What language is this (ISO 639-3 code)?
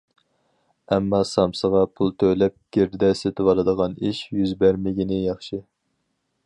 uig